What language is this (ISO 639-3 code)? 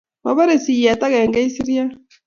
kln